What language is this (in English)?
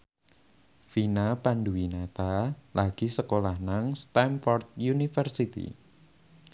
Javanese